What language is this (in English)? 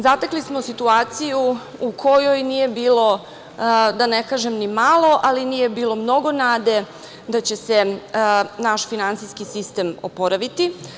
Serbian